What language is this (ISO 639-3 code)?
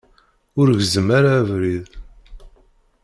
kab